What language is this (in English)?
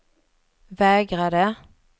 Swedish